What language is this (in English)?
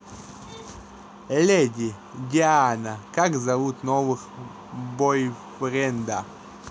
Russian